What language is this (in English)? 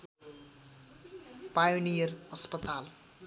Nepali